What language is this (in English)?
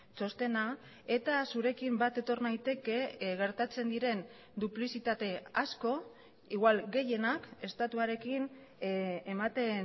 Basque